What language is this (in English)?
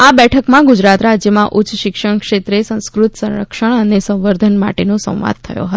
Gujarati